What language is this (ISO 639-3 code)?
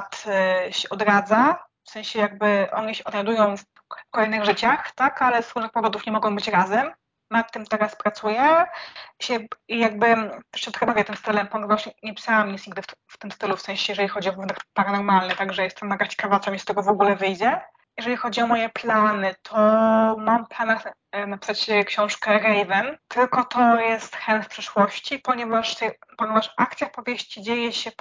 pol